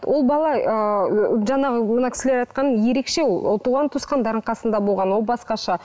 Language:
Kazakh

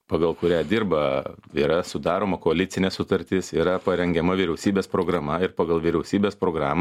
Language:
Lithuanian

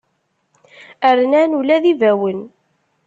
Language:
Kabyle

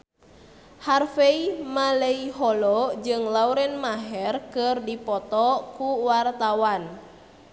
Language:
Sundanese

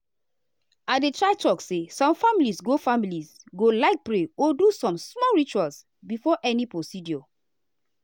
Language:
Nigerian Pidgin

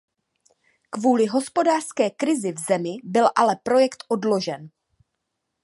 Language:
Czech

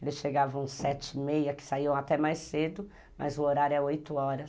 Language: Portuguese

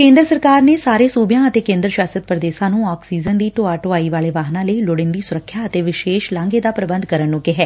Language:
Punjabi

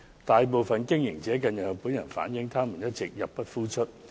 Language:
Cantonese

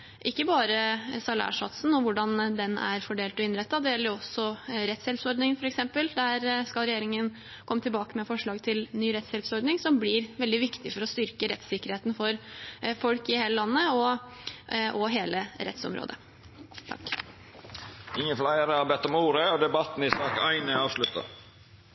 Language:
Norwegian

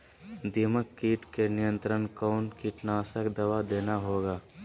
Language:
Magahi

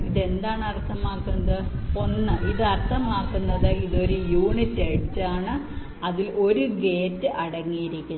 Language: Malayalam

